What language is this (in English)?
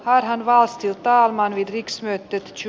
Finnish